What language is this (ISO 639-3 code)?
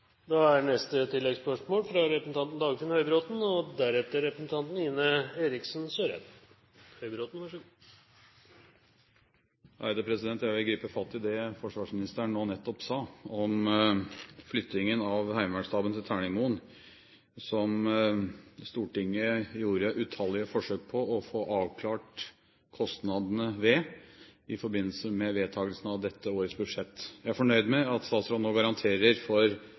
nor